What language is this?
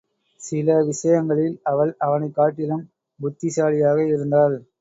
Tamil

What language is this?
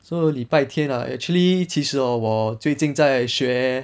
English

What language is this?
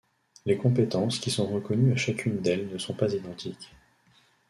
French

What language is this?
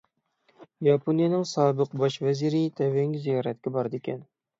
Uyghur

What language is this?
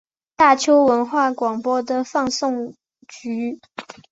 Chinese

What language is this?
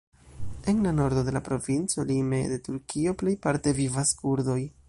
Esperanto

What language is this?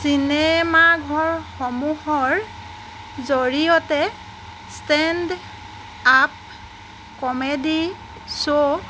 Assamese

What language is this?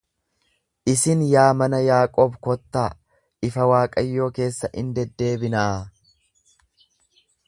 Oromo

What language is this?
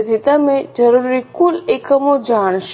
Gujarati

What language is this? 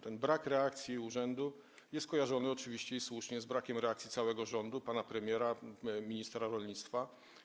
Polish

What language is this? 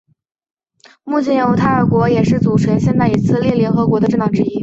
Chinese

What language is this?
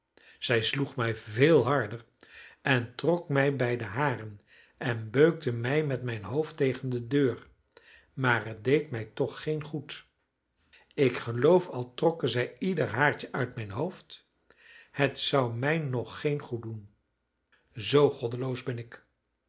Dutch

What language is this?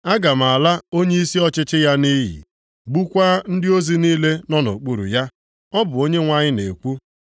Igbo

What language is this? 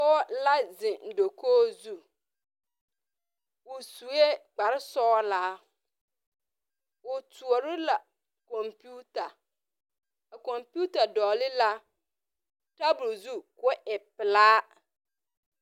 Southern Dagaare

